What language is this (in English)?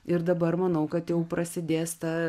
Lithuanian